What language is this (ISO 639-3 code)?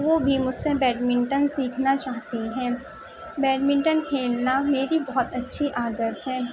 urd